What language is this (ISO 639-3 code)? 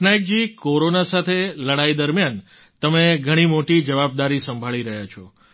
guj